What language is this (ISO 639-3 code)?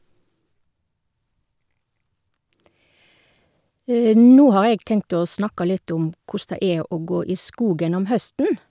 nor